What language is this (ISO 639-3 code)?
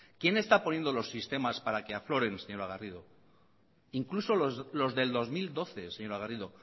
spa